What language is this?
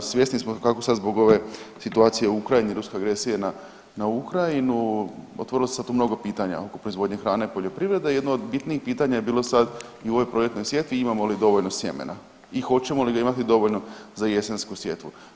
Croatian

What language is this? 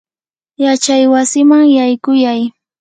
Yanahuanca Pasco Quechua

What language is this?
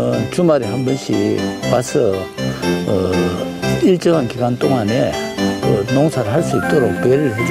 Korean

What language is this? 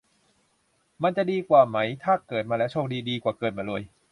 Thai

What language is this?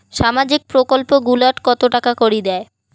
Bangla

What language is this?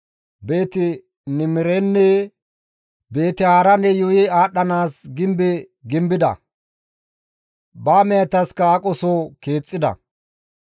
Gamo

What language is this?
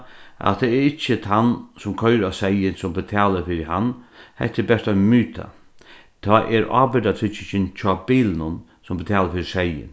Faroese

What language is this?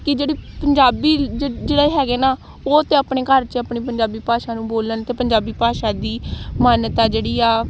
Punjabi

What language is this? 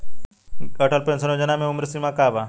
Bhojpuri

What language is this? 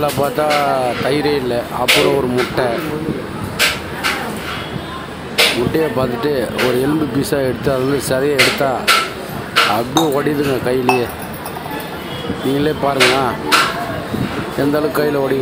Romanian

